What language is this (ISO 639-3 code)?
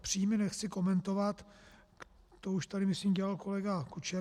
ces